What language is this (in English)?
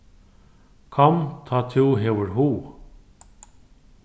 Faroese